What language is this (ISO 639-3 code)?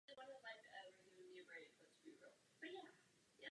ces